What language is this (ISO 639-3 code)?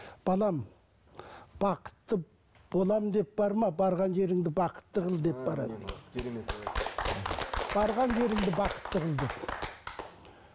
kaz